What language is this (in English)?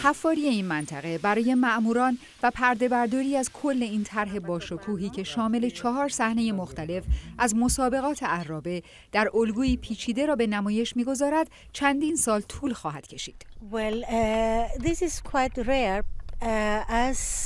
Persian